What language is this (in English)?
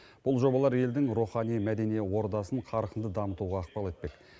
Kazakh